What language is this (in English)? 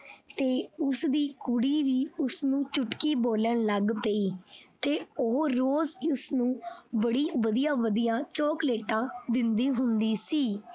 Punjabi